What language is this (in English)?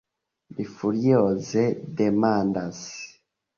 Esperanto